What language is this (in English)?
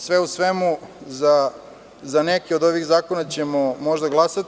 Serbian